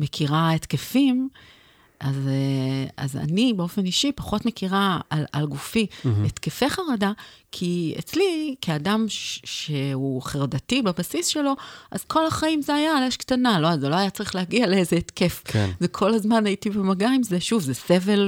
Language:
Hebrew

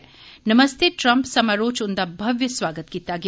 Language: Dogri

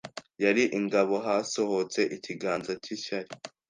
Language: Kinyarwanda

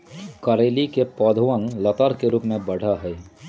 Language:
Magahi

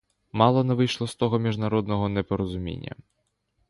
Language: Ukrainian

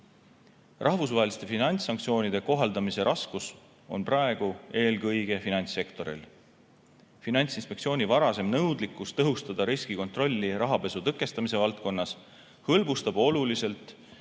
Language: Estonian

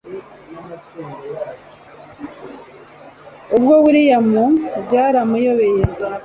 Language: Kinyarwanda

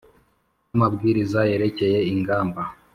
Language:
Kinyarwanda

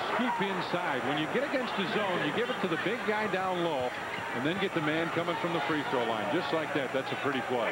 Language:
English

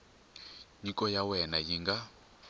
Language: Tsonga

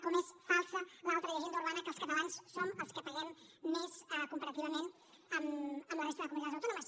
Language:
Catalan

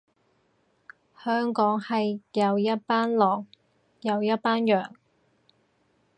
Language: Cantonese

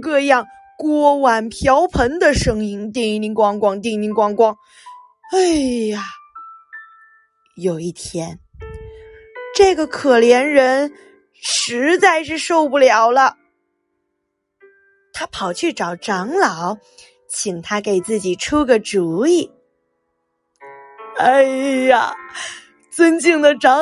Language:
Chinese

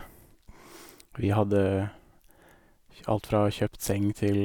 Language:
Norwegian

